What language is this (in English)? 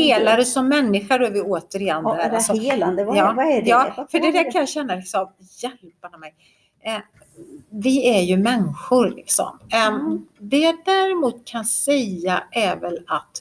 Swedish